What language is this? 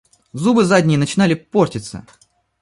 Russian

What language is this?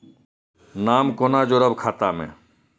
Maithili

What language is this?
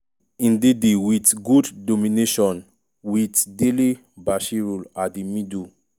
Nigerian Pidgin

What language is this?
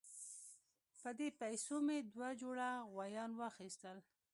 Pashto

